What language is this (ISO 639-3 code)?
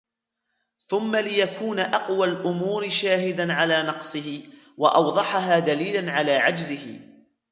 ara